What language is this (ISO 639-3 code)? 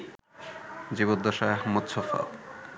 ben